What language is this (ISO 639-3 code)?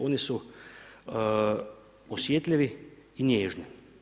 hrv